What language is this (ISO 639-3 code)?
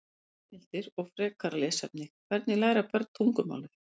isl